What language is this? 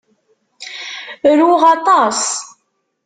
Kabyle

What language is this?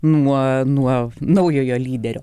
Lithuanian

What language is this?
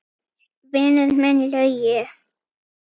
Icelandic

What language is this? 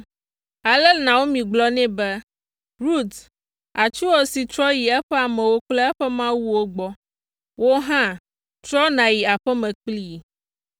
Ewe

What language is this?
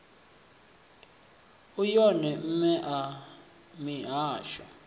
Venda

